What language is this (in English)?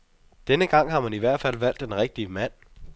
Danish